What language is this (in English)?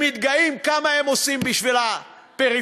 Hebrew